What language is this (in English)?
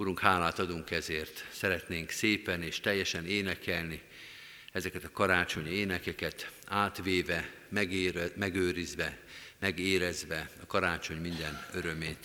Hungarian